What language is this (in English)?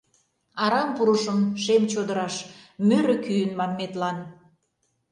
Mari